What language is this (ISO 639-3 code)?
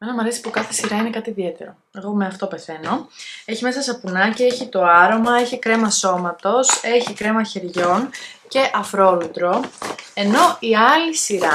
ell